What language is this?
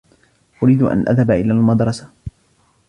Arabic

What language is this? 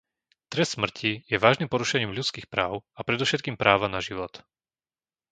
Slovak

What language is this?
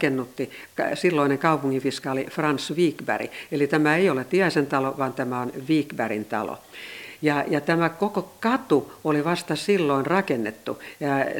Finnish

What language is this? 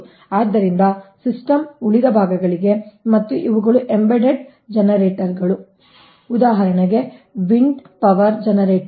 Kannada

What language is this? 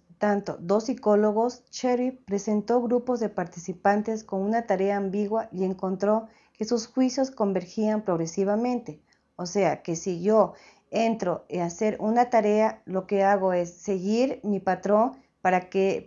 Spanish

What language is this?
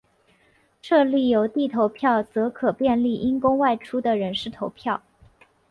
Chinese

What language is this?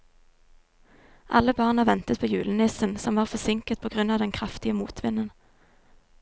Norwegian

